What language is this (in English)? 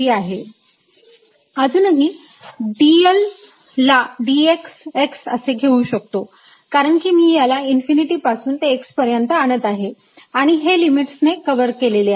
Marathi